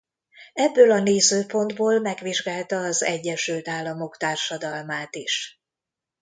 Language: Hungarian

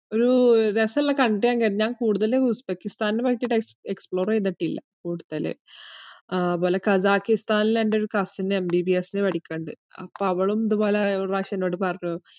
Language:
Malayalam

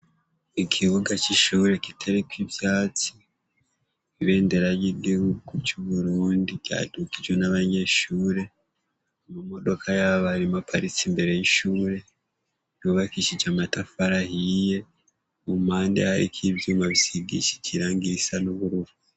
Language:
Rundi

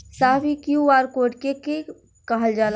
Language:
Bhojpuri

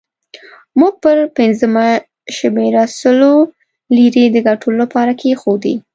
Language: Pashto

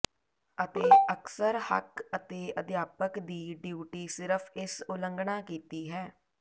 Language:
Punjabi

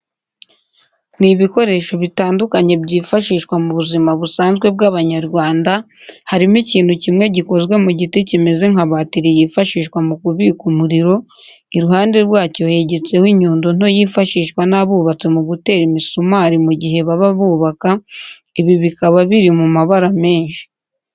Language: Kinyarwanda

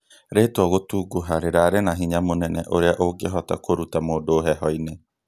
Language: Kikuyu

